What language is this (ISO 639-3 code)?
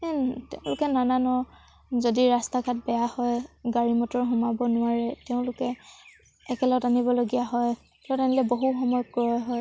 asm